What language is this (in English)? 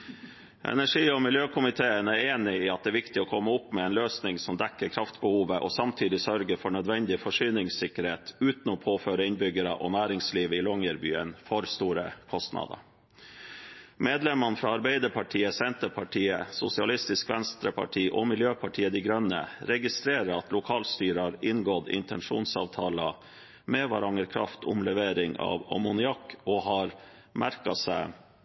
Norwegian Bokmål